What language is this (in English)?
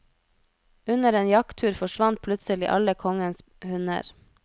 Norwegian